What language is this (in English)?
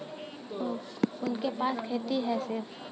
Bhojpuri